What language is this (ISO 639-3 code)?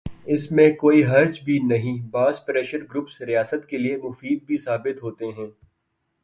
urd